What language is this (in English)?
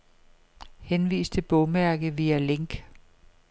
Danish